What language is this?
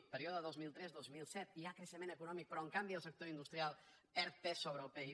Catalan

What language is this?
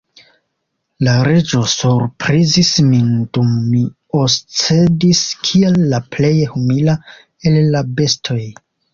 Esperanto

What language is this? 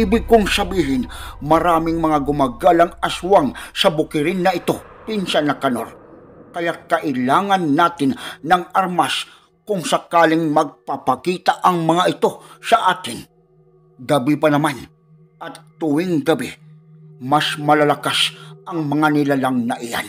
Filipino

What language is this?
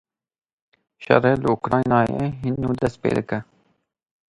Kurdish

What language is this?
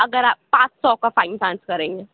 Urdu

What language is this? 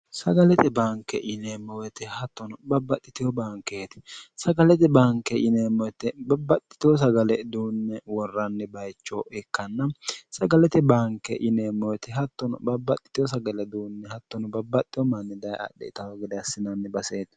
Sidamo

